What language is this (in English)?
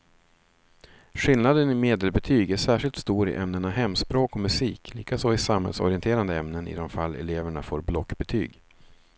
Swedish